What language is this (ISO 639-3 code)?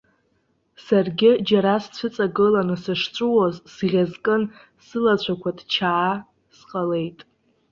abk